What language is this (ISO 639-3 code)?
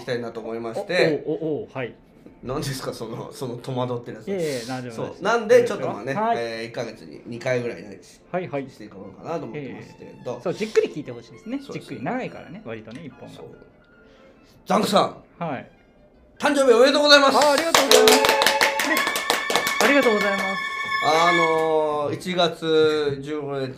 jpn